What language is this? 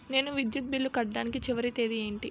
Telugu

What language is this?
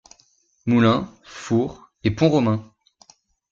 French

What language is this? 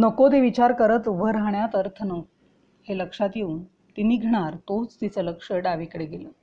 Marathi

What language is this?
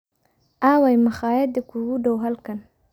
Somali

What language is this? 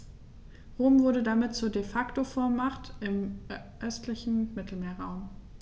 German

